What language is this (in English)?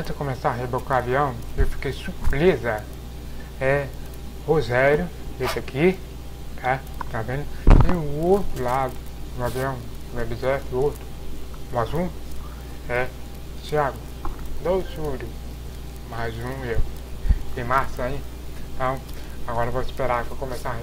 Portuguese